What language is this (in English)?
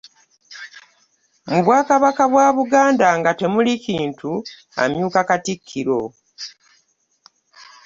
Ganda